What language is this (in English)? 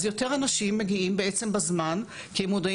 Hebrew